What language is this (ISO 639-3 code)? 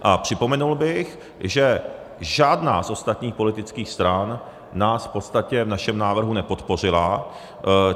ces